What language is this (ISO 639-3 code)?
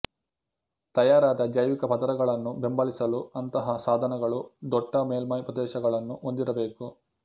kan